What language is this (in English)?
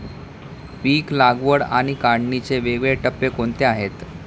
Marathi